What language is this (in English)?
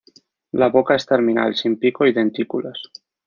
Spanish